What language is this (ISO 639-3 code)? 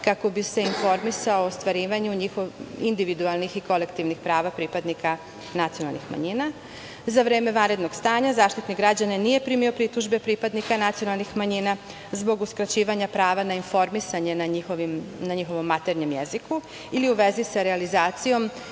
srp